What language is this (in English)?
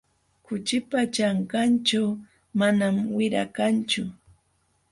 Jauja Wanca Quechua